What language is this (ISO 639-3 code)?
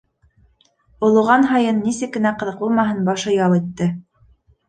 bak